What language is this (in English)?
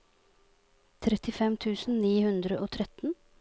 Norwegian